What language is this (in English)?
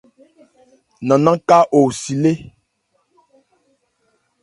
Ebrié